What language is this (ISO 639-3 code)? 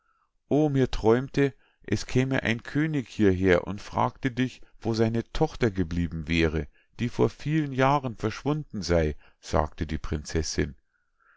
deu